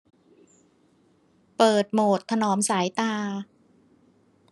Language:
Thai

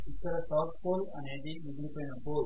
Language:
Telugu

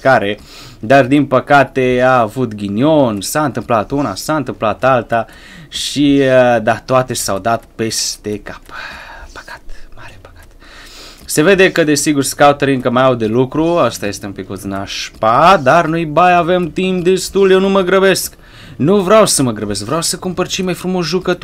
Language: Romanian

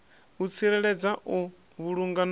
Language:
Venda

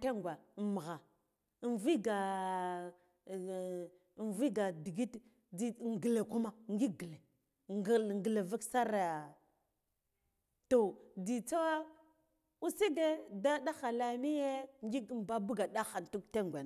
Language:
Guduf-Gava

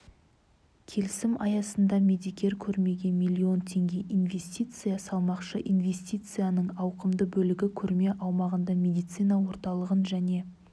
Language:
Kazakh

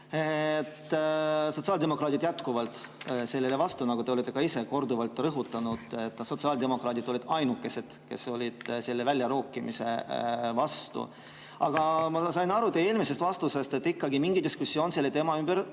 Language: Estonian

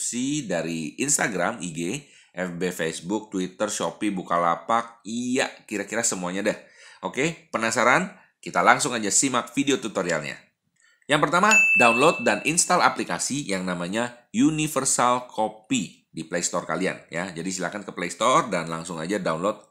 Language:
Indonesian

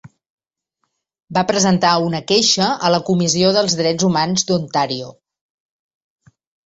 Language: Catalan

